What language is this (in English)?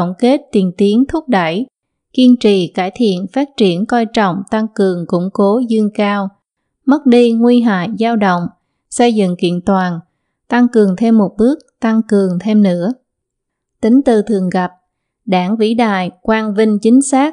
Vietnamese